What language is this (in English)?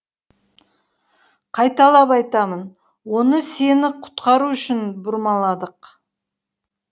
Kazakh